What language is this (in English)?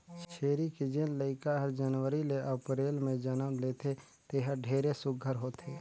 Chhattisgarhi